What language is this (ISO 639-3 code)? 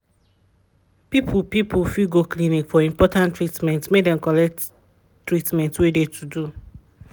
pcm